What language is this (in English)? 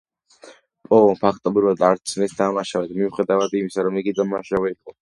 Georgian